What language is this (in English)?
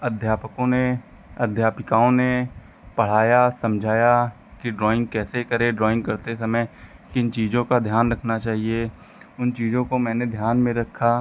Hindi